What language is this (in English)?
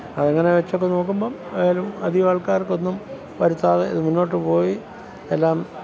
Malayalam